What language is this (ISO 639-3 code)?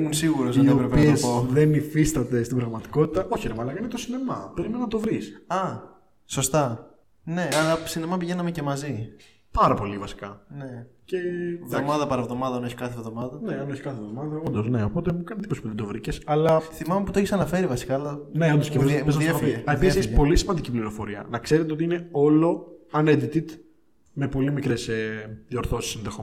ell